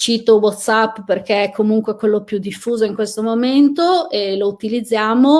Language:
Italian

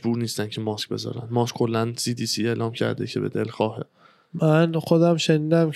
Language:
Persian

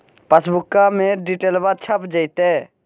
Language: Magahi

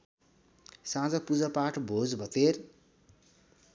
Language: Nepali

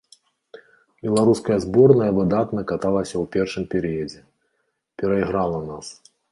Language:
Belarusian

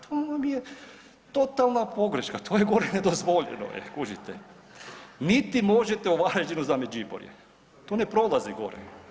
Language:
Croatian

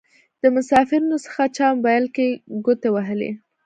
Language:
Pashto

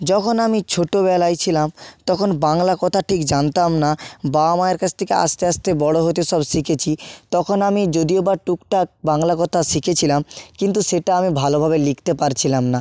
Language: Bangla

